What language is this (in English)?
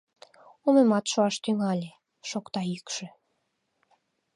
Mari